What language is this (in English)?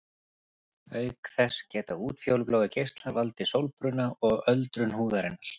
Icelandic